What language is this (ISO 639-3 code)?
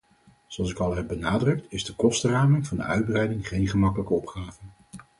nld